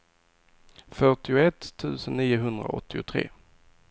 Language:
Swedish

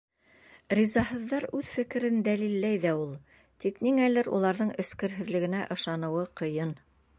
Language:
Bashkir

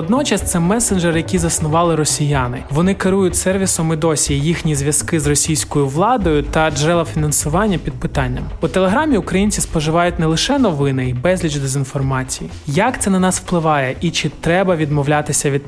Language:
Ukrainian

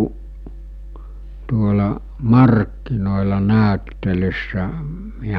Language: Finnish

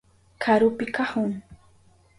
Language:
Southern Pastaza Quechua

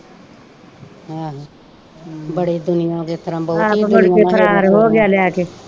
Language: Punjabi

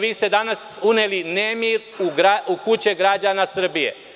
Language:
Serbian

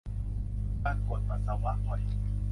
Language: Thai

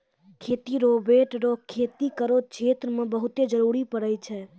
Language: Maithili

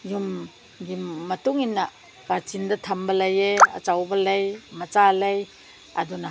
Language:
Manipuri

